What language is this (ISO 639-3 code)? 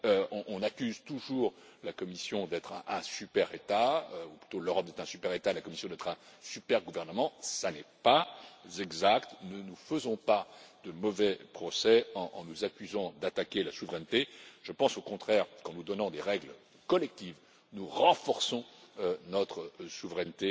fra